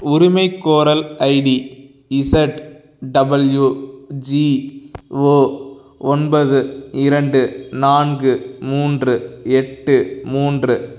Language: Tamil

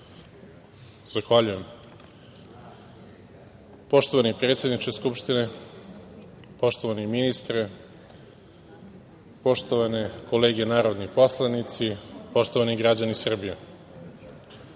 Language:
Serbian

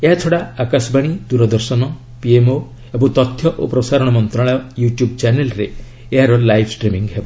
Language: Odia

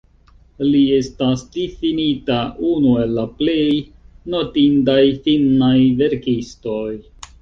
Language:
Esperanto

